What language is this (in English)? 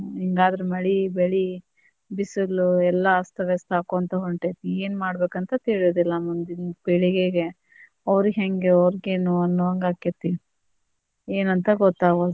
Kannada